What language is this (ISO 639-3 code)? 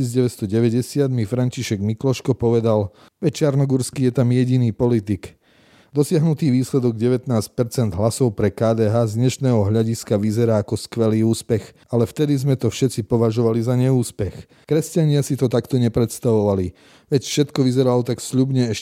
slk